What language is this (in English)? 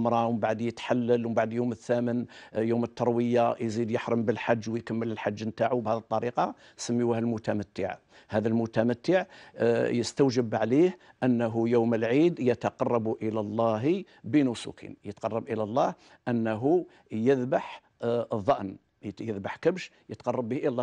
Arabic